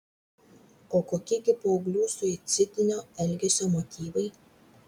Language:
Lithuanian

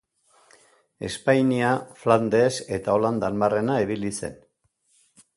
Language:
Basque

